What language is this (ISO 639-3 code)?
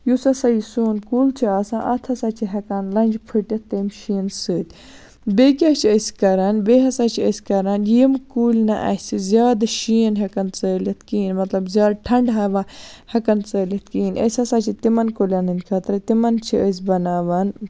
kas